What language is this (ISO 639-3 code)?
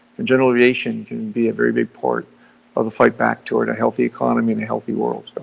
eng